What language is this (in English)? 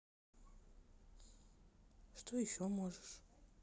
Russian